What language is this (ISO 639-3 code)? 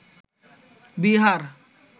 ben